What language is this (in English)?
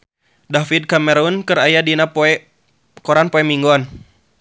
Sundanese